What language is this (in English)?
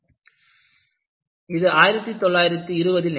Tamil